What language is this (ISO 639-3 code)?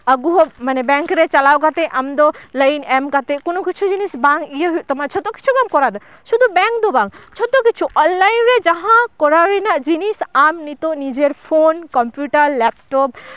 sat